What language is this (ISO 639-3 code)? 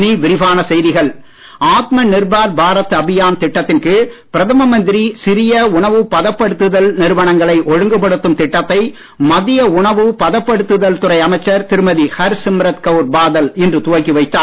tam